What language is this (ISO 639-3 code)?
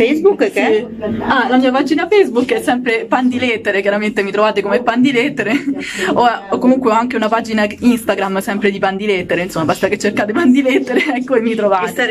ita